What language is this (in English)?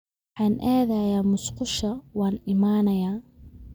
Somali